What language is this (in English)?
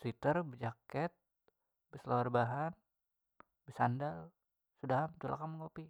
Banjar